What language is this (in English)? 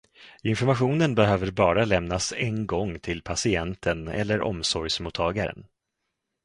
Swedish